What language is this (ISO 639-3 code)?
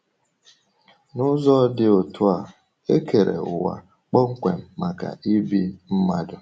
ibo